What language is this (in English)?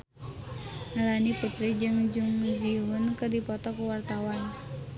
Sundanese